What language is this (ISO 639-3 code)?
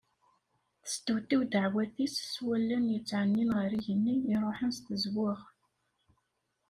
kab